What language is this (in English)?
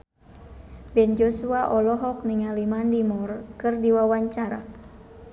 Sundanese